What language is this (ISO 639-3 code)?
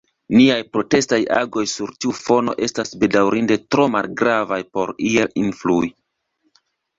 epo